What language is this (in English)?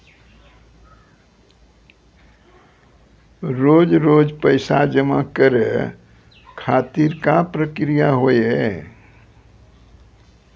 Maithili